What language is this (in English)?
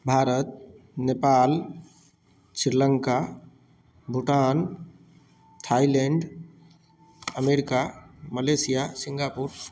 Maithili